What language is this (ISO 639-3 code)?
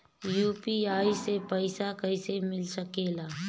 bho